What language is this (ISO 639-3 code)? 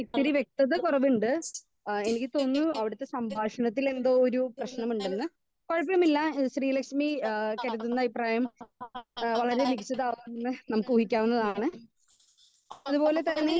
mal